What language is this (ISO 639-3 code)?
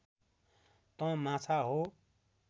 nep